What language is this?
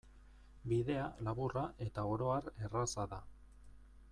Basque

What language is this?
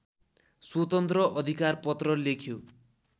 Nepali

